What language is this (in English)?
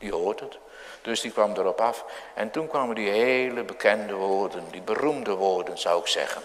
Dutch